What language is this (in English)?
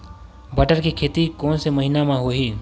Chhattisgarhi